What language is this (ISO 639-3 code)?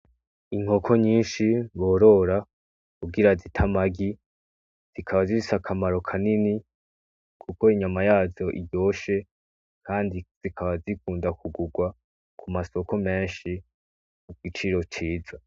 run